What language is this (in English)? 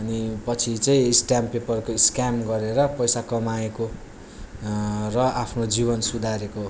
Nepali